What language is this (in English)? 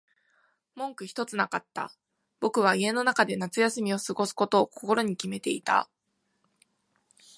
Japanese